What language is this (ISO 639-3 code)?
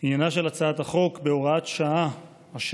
heb